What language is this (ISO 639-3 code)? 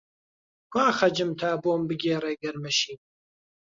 ckb